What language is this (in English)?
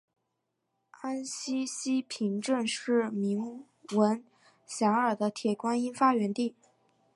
Chinese